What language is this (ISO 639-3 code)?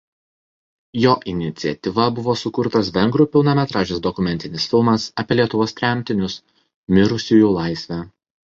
lit